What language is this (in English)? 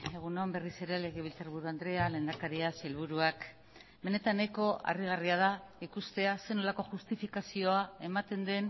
Basque